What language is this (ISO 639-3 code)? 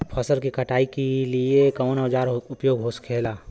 bho